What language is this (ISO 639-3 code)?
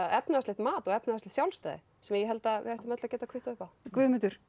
isl